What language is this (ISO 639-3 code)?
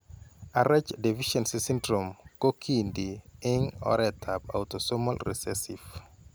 kln